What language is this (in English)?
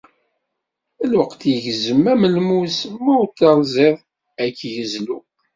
Kabyle